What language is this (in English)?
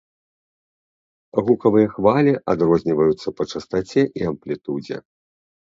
Belarusian